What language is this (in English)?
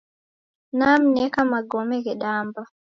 Taita